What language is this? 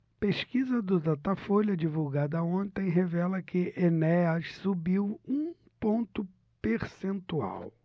Portuguese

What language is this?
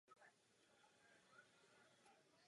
Czech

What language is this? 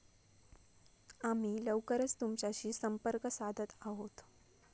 Marathi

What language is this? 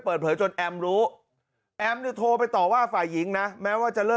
Thai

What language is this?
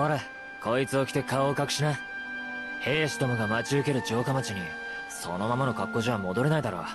Japanese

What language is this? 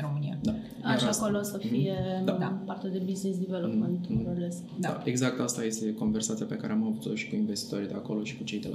Romanian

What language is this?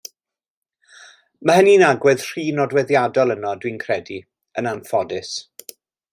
Welsh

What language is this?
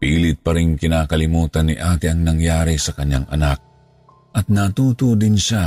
Filipino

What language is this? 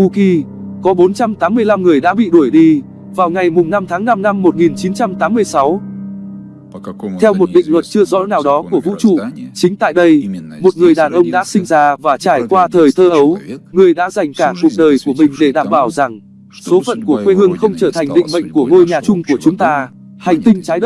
Vietnamese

